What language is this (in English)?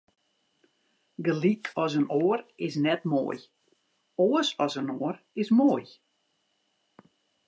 Western Frisian